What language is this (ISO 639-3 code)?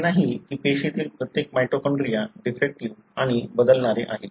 mar